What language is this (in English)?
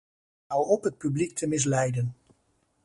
Dutch